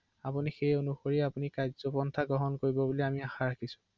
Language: Assamese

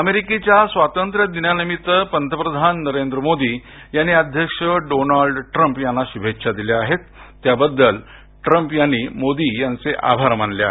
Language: Marathi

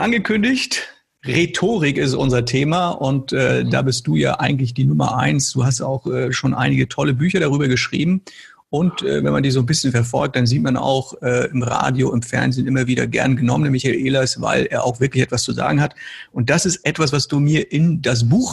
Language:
German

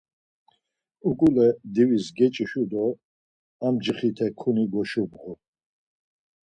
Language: Laz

